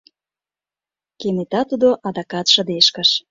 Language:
Mari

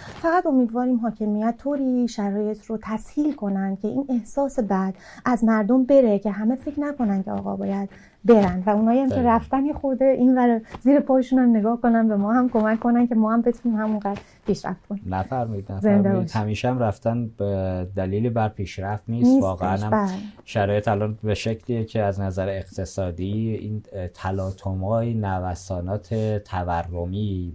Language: Persian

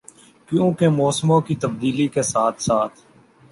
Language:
Urdu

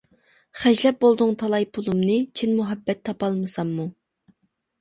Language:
Uyghur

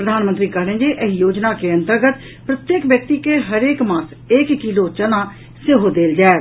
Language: Maithili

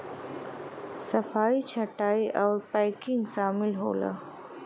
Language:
Bhojpuri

